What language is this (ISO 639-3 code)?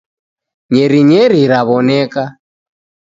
dav